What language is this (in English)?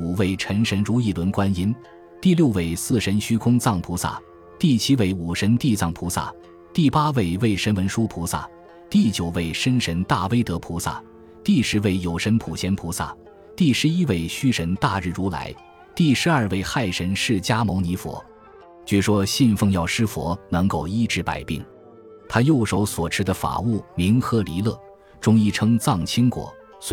Chinese